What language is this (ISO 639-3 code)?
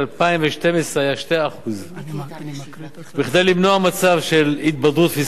heb